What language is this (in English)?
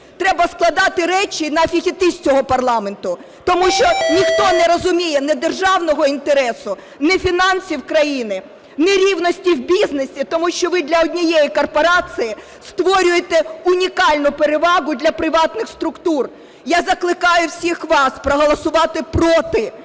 Ukrainian